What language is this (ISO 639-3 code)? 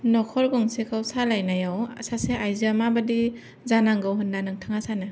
brx